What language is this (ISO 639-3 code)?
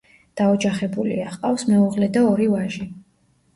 kat